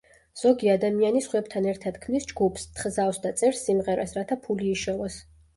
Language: Georgian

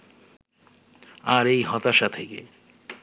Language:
Bangla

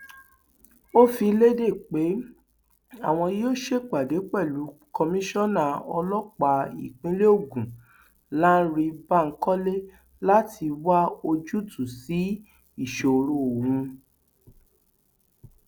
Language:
Yoruba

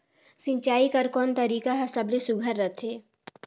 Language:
Chhattisgarhi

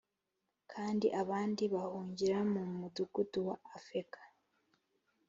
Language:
Kinyarwanda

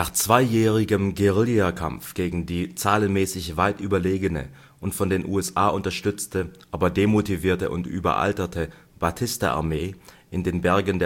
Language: German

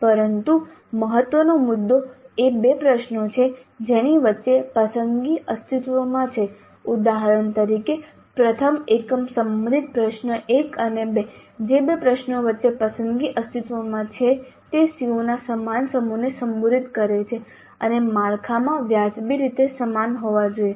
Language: Gujarati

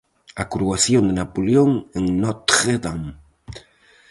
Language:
Galician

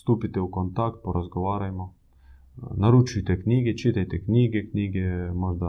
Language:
Croatian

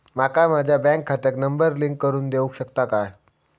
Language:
Marathi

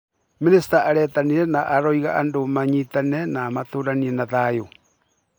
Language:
Kikuyu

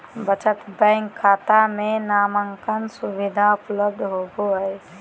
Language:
Magahi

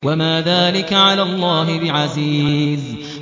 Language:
Arabic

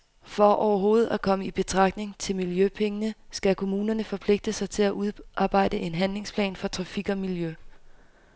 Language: Danish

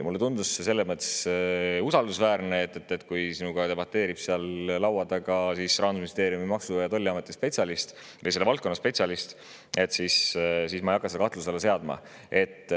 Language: Estonian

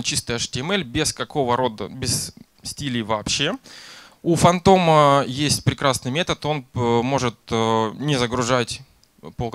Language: Russian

